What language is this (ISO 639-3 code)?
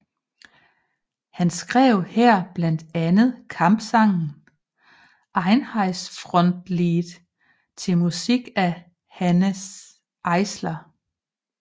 dan